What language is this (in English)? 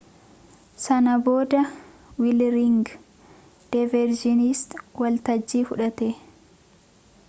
Oromo